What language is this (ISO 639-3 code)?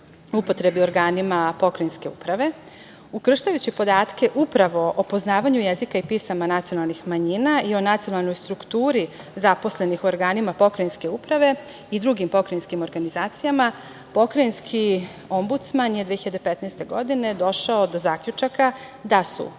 srp